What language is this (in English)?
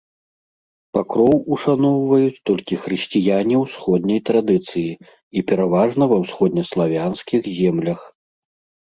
Belarusian